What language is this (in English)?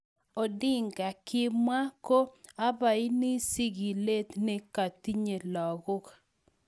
Kalenjin